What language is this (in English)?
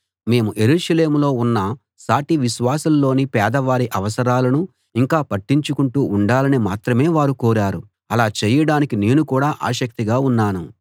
Telugu